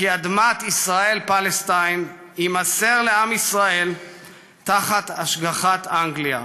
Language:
Hebrew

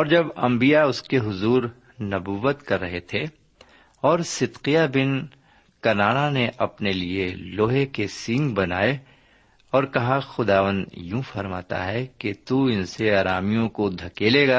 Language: Urdu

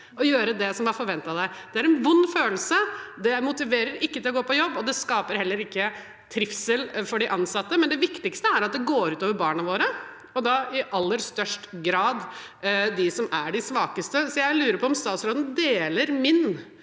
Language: Norwegian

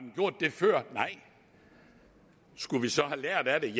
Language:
Danish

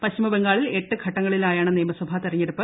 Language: Malayalam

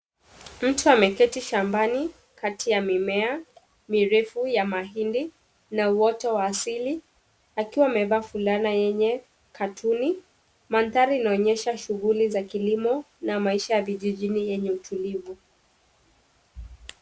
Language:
Swahili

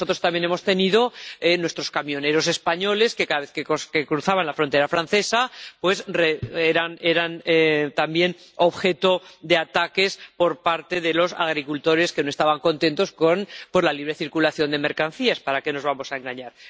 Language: Spanish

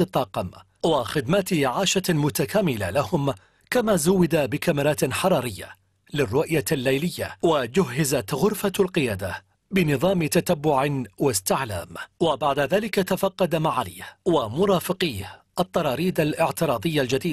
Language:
Arabic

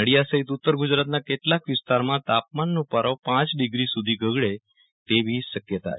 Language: Gujarati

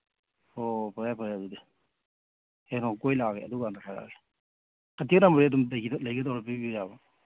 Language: Manipuri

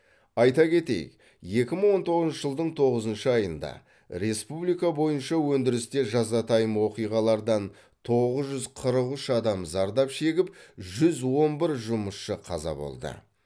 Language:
Kazakh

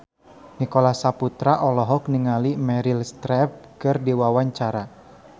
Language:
Sundanese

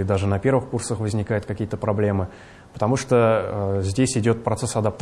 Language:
Russian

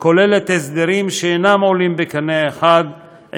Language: Hebrew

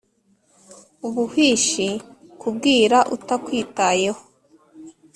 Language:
Kinyarwanda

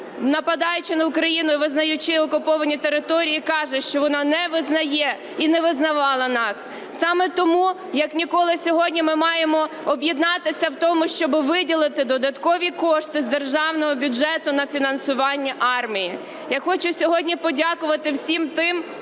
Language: Ukrainian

